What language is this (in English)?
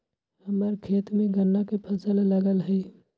Magahi